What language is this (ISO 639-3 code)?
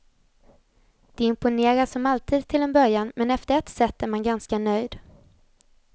swe